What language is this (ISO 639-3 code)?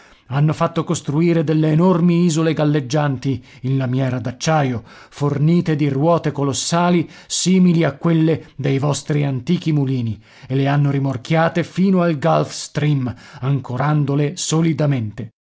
ita